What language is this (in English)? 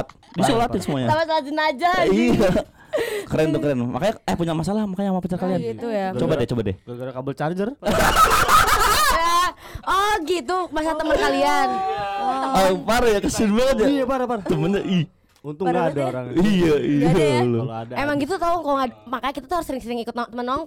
Indonesian